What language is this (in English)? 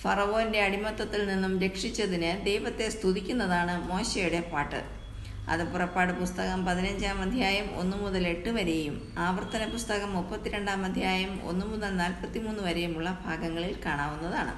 Malayalam